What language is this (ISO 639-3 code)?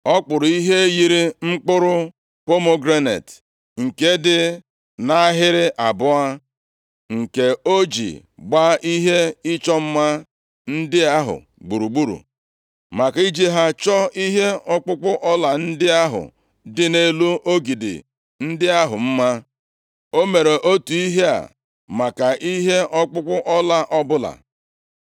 ibo